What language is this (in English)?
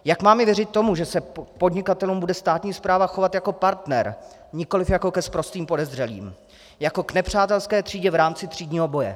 Czech